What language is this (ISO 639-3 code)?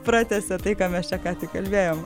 lit